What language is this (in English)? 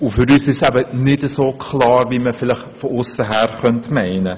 Swiss German